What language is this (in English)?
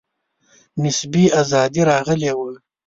Pashto